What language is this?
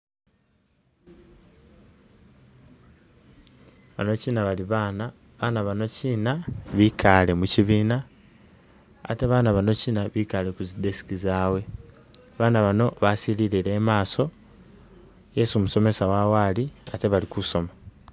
Masaaba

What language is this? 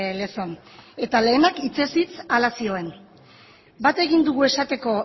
Basque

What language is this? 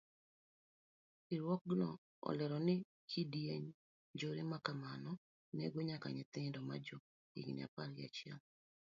Luo (Kenya and Tanzania)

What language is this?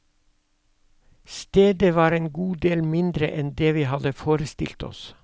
Norwegian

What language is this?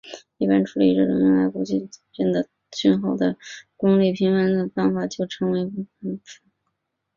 Chinese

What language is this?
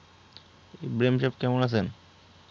Bangla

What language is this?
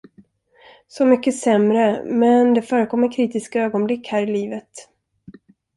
Swedish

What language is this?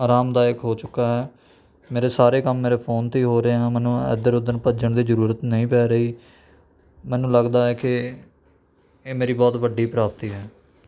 Punjabi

